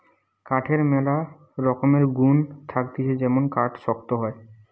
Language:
Bangla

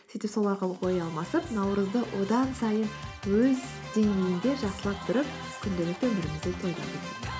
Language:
Kazakh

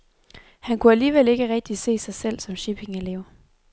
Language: Danish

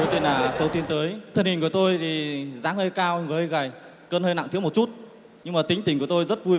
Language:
Vietnamese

